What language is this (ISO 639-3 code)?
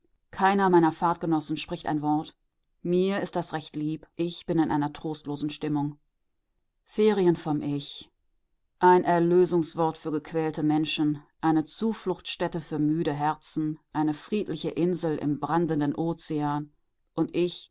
deu